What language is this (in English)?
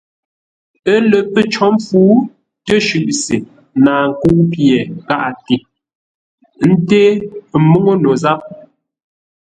Ngombale